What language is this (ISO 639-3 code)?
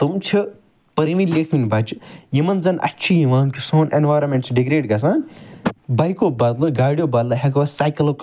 kas